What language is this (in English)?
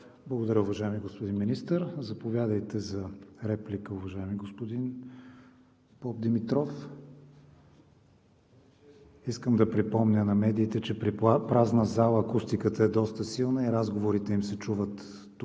Bulgarian